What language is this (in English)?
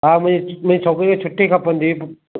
Sindhi